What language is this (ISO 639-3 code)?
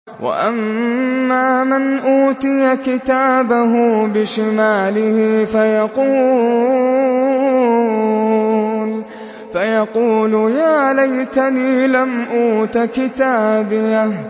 ara